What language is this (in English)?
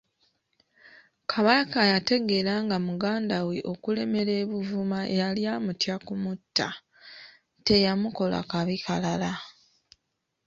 Ganda